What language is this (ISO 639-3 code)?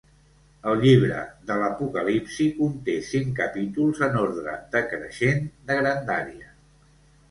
cat